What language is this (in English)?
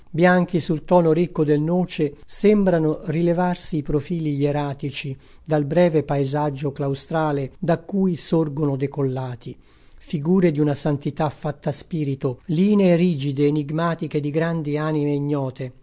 Italian